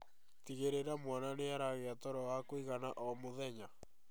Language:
Kikuyu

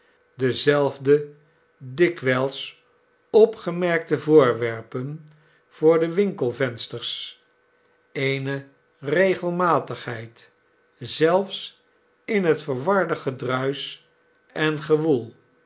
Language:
Dutch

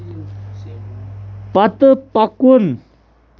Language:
Kashmiri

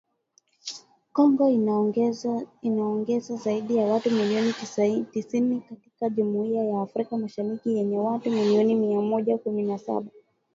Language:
Swahili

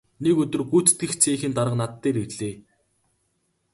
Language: Mongolian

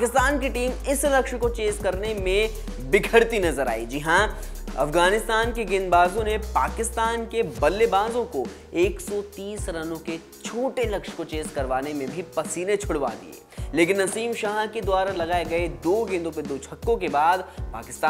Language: Hindi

